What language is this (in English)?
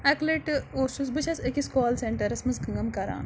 Kashmiri